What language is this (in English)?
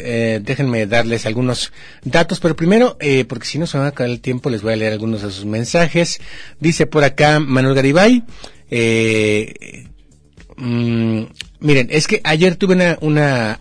Spanish